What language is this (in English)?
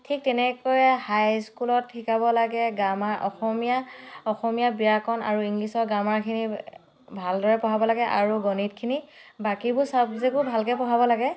Assamese